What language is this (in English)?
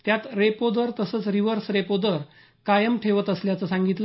Marathi